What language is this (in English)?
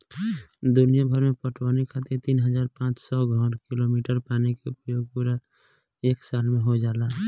Bhojpuri